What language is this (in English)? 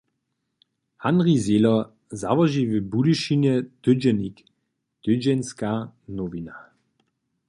Upper Sorbian